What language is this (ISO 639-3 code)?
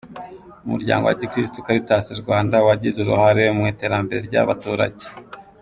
kin